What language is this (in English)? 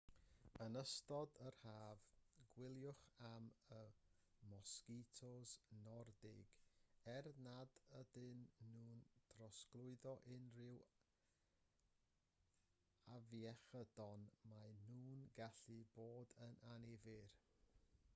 Welsh